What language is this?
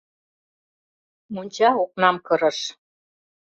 Mari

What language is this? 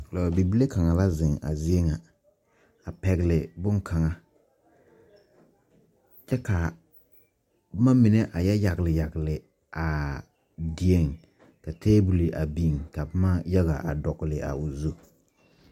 Southern Dagaare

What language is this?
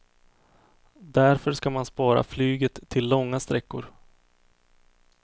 Swedish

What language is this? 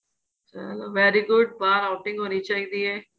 Punjabi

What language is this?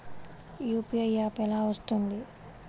Telugu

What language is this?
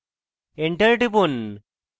Bangla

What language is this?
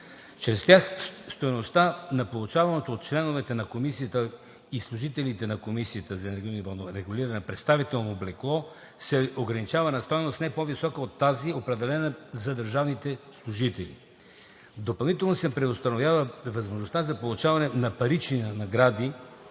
Bulgarian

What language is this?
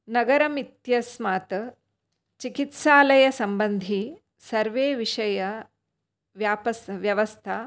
Sanskrit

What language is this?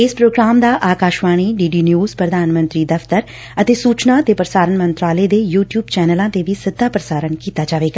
Punjabi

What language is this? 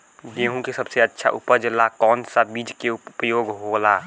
Bhojpuri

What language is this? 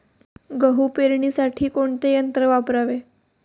Marathi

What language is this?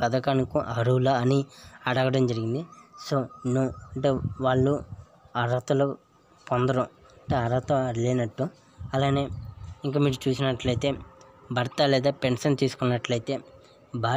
Hindi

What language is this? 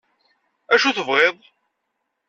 Kabyle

